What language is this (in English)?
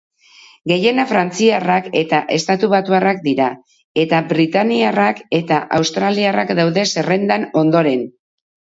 Basque